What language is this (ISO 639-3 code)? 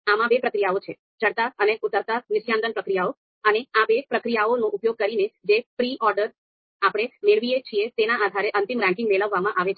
guj